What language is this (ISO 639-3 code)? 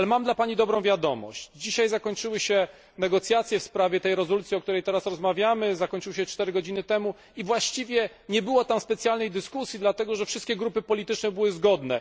pol